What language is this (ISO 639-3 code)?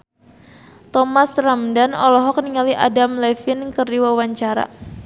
sun